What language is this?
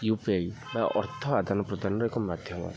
Odia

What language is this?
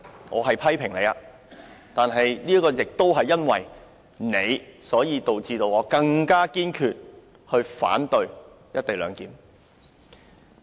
Cantonese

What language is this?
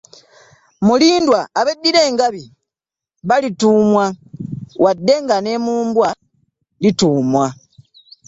Ganda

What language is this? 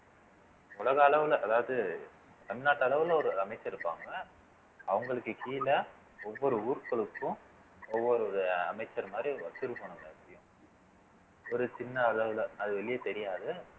Tamil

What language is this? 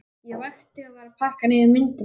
Icelandic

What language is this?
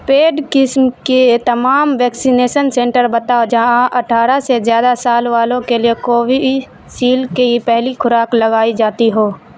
Urdu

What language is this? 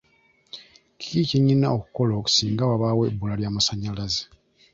Ganda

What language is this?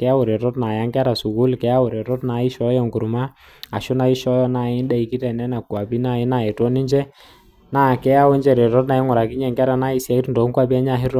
Masai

